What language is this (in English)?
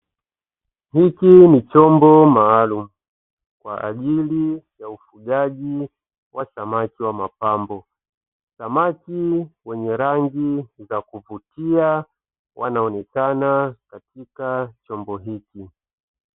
Swahili